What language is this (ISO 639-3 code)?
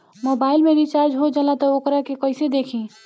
bho